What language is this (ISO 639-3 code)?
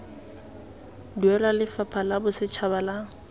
tsn